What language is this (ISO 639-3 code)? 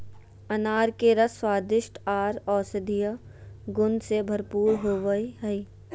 mag